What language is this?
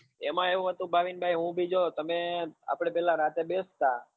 Gujarati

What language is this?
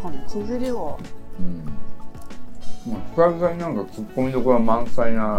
Japanese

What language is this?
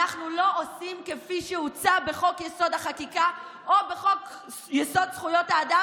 Hebrew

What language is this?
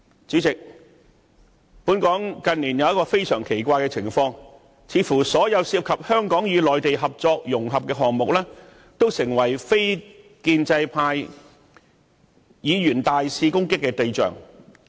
Cantonese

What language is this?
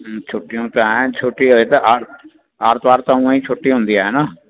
Sindhi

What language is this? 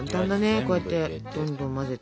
Japanese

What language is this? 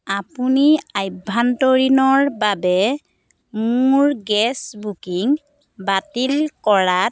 Assamese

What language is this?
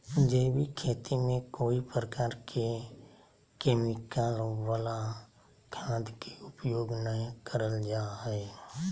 Magahi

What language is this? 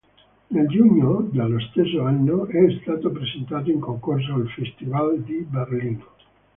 Italian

